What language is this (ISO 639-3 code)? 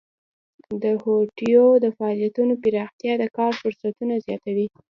pus